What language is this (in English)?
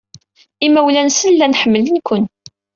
Kabyle